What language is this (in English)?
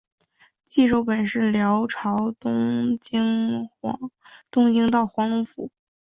Chinese